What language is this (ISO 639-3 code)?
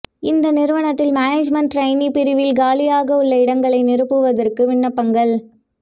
tam